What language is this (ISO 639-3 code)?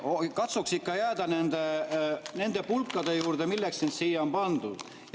est